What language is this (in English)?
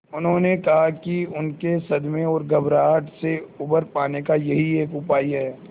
Hindi